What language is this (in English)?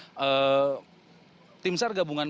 Indonesian